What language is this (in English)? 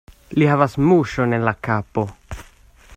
Esperanto